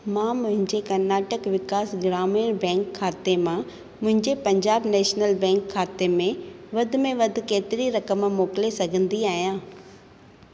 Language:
Sindhi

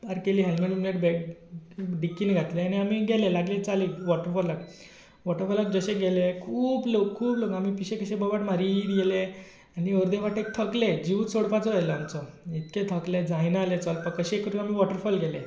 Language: Konkani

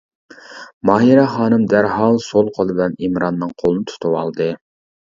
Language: Uyghur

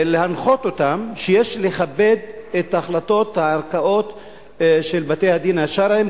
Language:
Hebrew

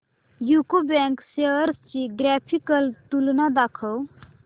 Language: Marathi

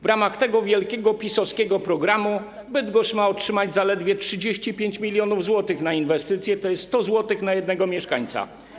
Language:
Polish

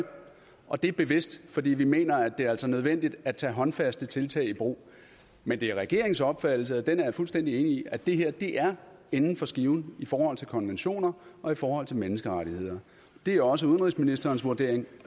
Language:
Danish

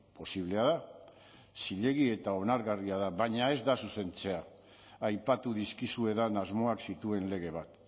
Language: Basque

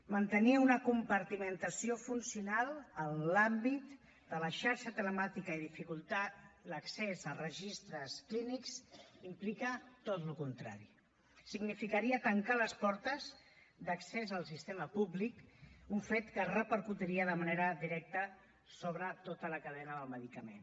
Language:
Catalan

